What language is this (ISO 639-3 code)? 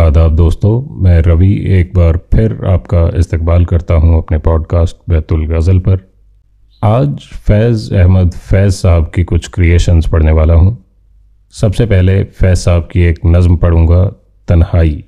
hin